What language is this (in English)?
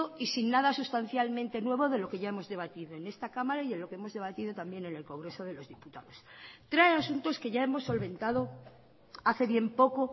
Spanish